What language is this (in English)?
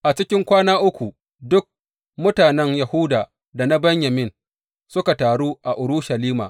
Hausa